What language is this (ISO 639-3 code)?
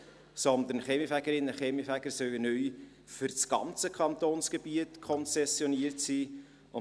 gsw